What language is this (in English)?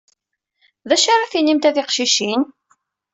Kabyle